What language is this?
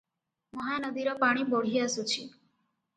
Odia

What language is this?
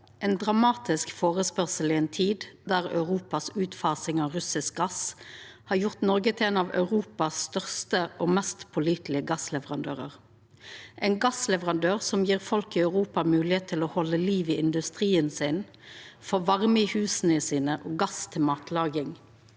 Norwegian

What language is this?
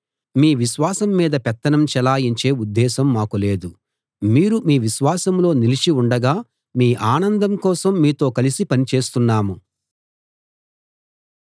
Telugu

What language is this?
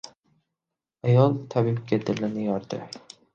Uzbek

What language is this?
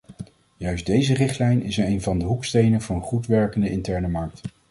Dutch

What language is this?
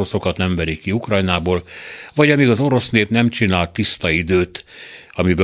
Hungarian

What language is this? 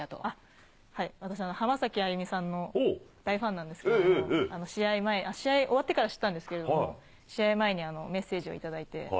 Japanese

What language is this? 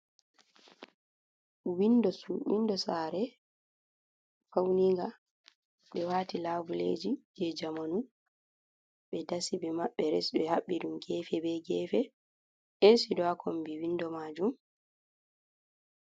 Fula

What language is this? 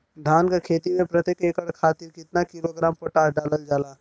Bhojpuri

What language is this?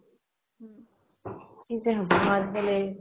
Assamese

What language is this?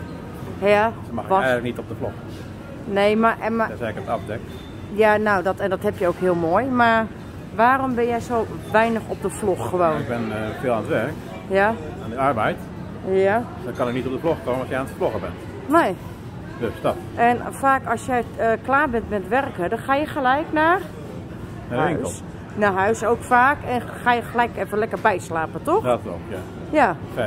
Dutch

